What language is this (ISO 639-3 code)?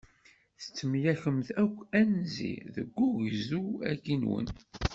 kab